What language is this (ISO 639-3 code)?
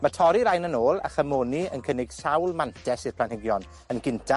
cym